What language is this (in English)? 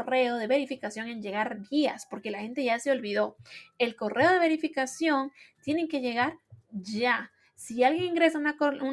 Spanish